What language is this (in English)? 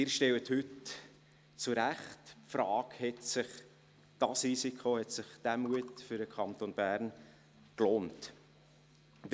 Swiss German